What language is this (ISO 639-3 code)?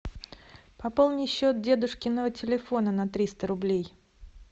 rus